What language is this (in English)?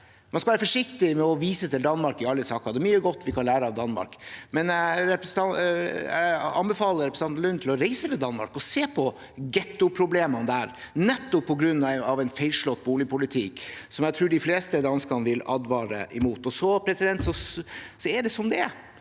Norwegian